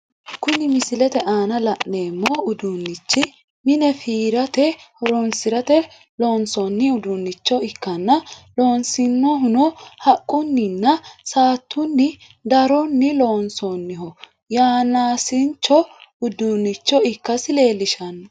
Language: Sidamo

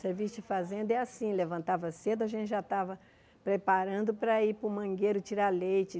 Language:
Portuguese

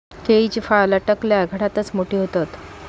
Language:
Marathi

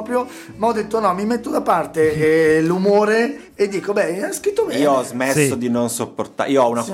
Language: Italian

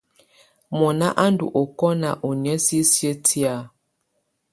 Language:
Tunen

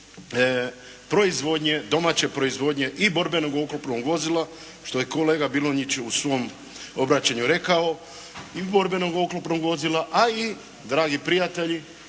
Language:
Croatian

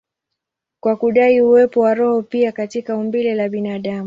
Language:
Swahili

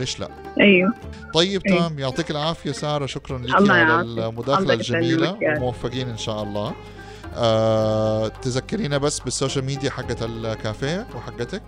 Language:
Arabic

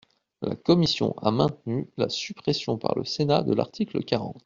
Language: French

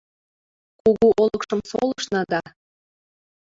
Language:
Mari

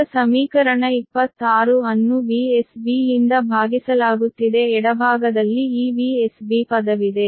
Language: Kannada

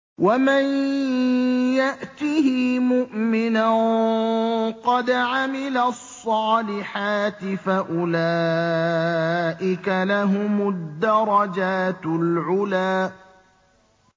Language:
Arabic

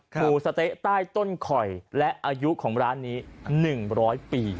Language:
Thai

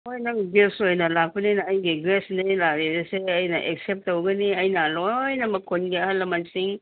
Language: Manipuri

